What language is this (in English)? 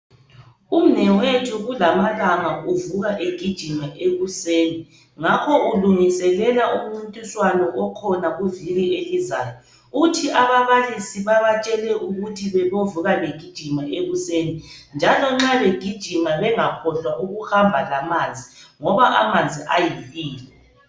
North Ndebele